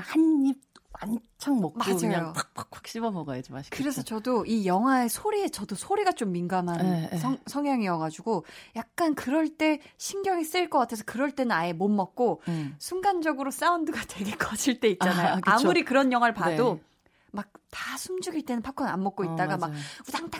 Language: Korean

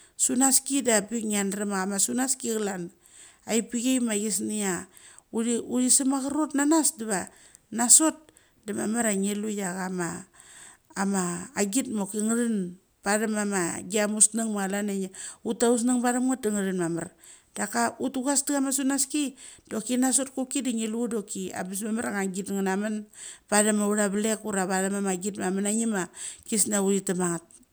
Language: Mali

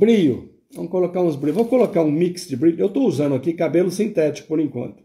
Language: Portuguese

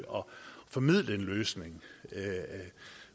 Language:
Danish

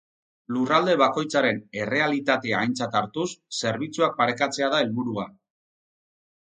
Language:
Basque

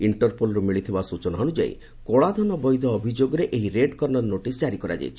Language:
Odia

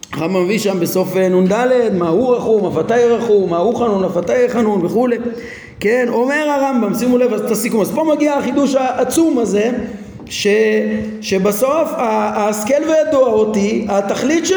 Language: Hebrew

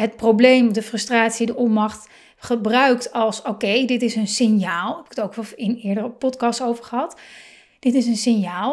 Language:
Dutch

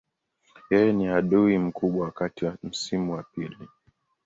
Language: Swahili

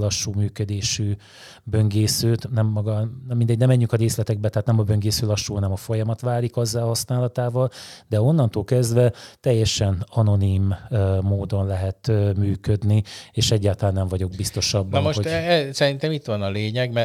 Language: Hungarian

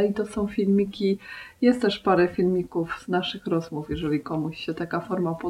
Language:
Polish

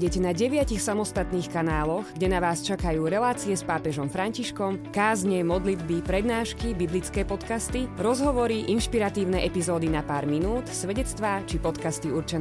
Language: Slovak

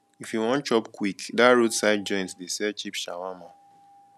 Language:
Nigerian Pidgin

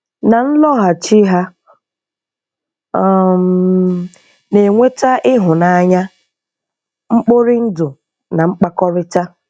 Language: Igbo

